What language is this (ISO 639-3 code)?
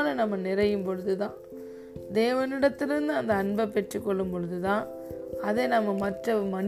tam